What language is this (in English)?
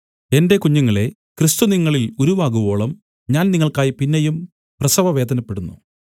Malayalam